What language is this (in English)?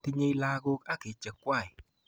Kalenjin